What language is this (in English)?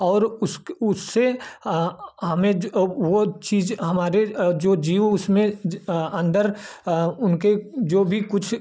Hindi